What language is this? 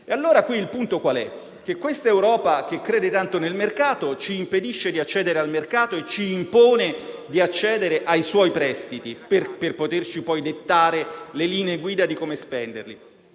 Italian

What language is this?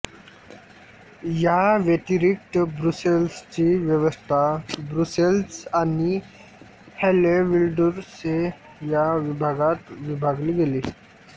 Marathi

